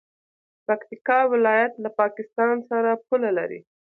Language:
Pashto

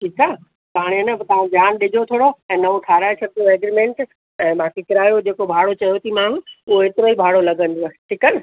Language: Sindhi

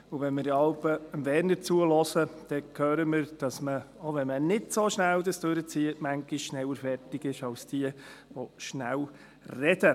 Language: Swiss German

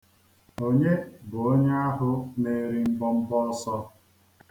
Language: Igbo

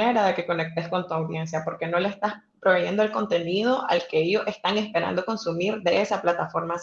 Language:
Spanish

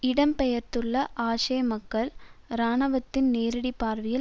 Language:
Tamil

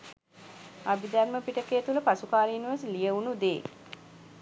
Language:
Sinhala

